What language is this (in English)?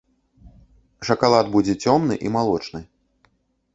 Belarusian